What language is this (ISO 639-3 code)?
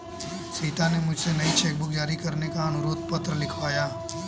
hin